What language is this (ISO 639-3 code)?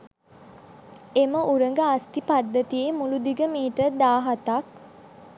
sin